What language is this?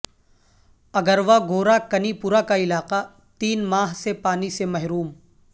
Urdu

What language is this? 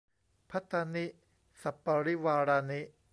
Thai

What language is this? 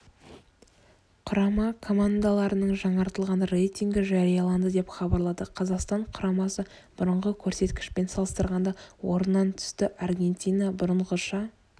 Kazakh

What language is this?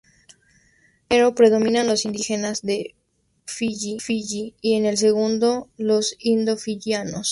Spanish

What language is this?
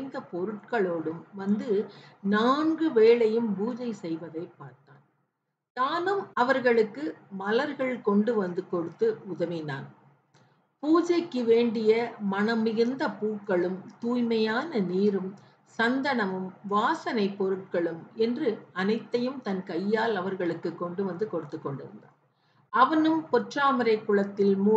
Tamil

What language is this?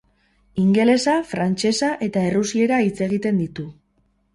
Basque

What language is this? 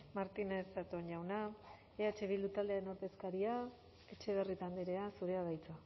Basque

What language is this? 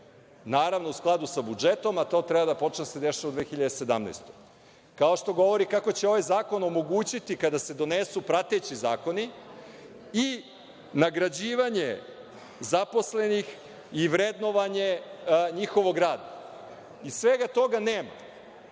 Serbian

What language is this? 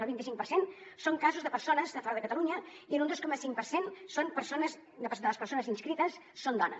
Catalan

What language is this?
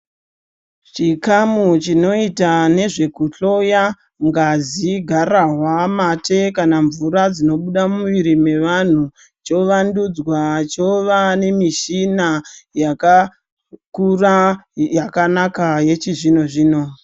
Ndau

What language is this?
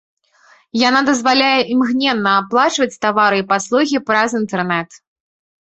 Belarusian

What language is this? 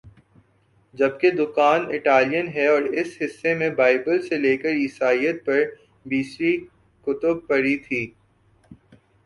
Urdu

